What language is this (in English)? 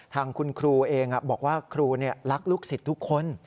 Thai